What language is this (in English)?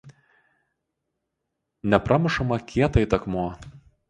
Lithuanian